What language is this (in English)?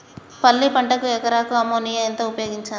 Telugu